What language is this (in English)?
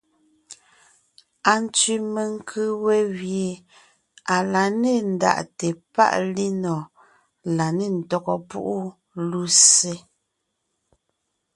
Ngiemboon